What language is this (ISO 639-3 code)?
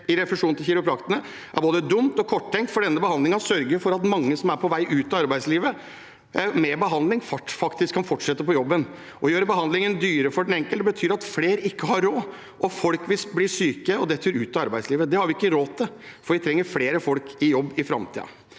nor